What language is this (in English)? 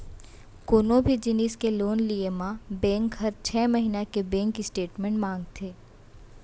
Chhattisgarhi